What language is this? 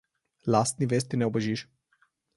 Slovenian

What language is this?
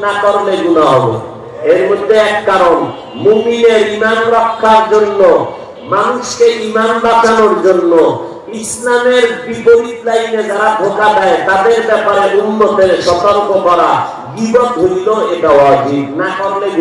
Indonesian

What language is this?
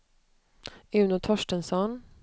Swedish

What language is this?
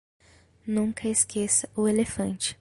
Portuguese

